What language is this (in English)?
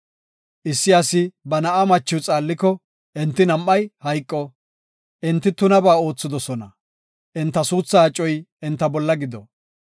Gofa